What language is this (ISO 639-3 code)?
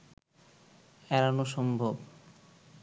ben